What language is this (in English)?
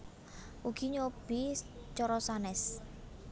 Javanese